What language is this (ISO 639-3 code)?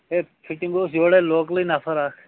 kas